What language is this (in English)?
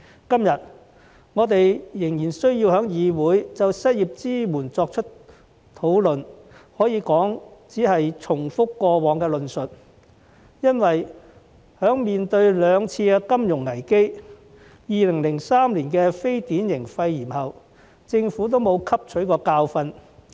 Cantonese